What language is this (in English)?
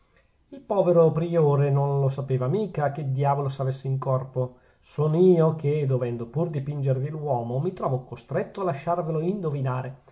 Italian